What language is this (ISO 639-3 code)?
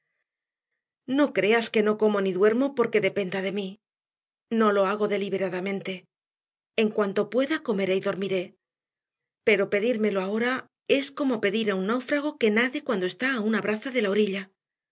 spa